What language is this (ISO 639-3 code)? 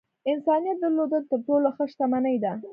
pus